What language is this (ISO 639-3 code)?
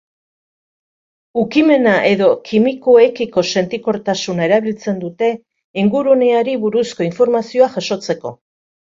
eus